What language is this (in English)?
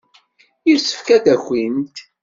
Kabyle